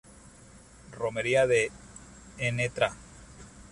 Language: Spanish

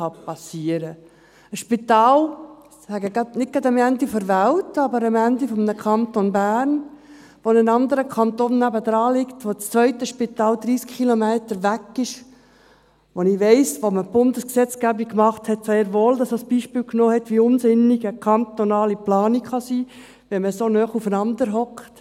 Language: Swiss German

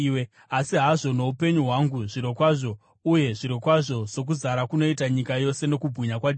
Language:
Shona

